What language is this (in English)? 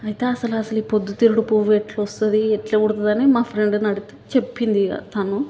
Telugu